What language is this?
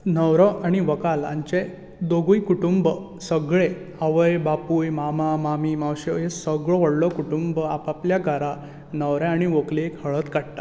Konkani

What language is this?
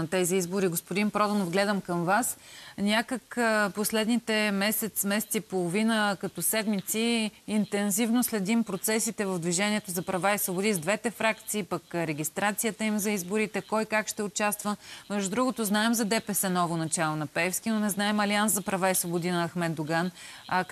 Bulgarian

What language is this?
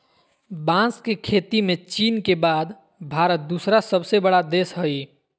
Magahi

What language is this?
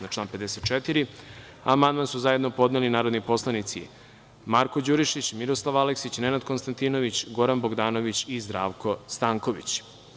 Serbian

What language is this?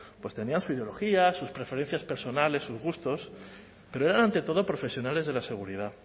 Spanish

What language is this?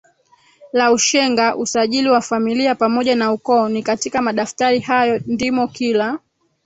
Swahili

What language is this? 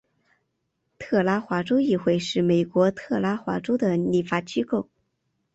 Chinese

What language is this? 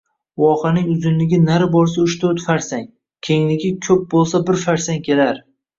Uzbek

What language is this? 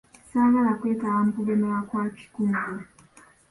Ganda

